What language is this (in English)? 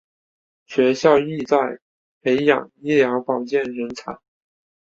Chinese